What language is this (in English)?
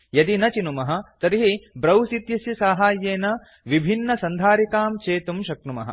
Sanskrit